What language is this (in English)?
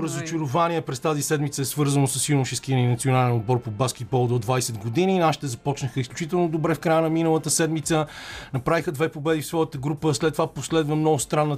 Bulgarian